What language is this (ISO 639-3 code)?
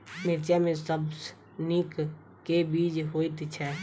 mai